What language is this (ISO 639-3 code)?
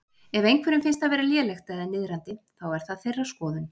isl